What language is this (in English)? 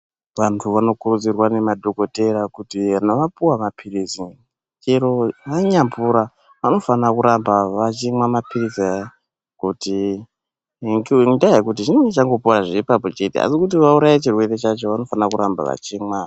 Ndau